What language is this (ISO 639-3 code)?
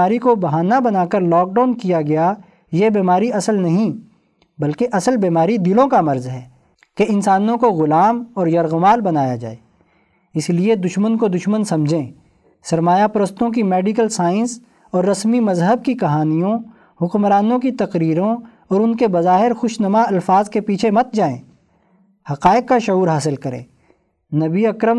urd